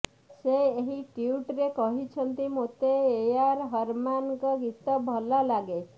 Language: Odia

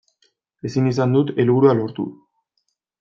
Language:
Basque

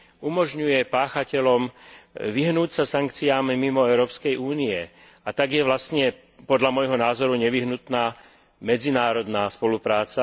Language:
Slovak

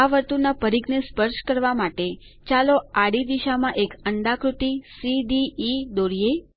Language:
Gujarati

